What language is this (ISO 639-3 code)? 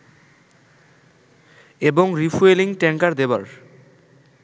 ben